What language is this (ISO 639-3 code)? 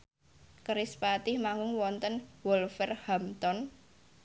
jav